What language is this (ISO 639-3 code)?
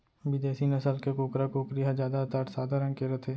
hne